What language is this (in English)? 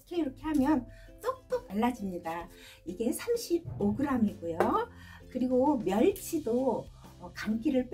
Korean